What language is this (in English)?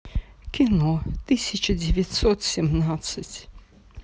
Russian